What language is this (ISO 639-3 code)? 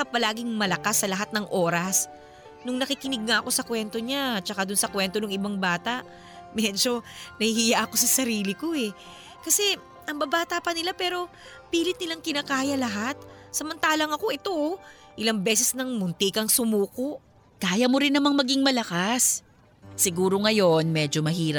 fil